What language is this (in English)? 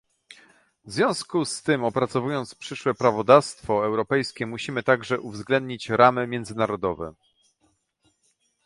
Polish